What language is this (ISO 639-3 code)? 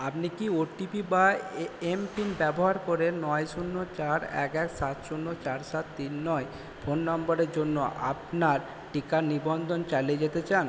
ben